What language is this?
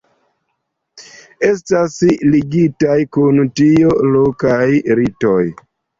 Esperanto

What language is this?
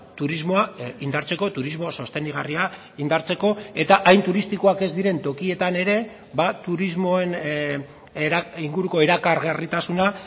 Basque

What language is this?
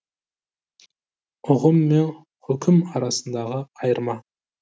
Kazakh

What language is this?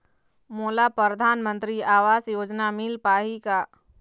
Chhattisgarhi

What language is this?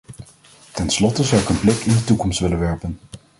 Dutch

